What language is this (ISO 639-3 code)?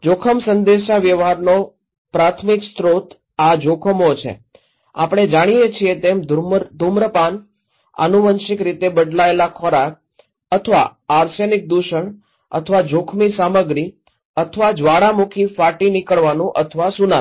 guj